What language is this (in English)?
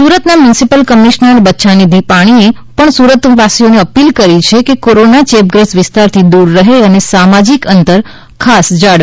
Gujarati